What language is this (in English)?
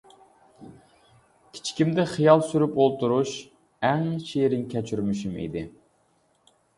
Uyghur